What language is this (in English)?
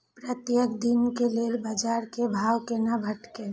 Maithili